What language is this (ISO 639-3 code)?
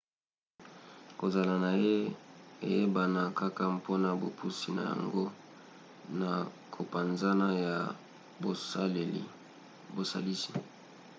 lin